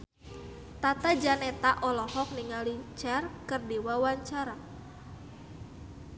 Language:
Sundanese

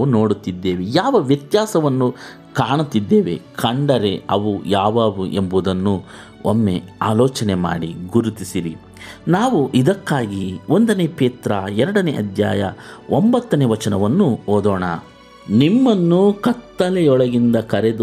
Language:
Kannada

